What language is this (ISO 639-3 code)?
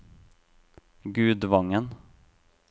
nor